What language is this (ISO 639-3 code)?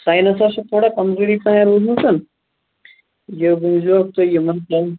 kas